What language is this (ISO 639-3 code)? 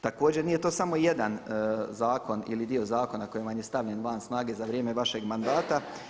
hrv